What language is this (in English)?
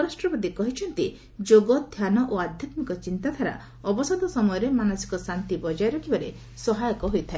Odia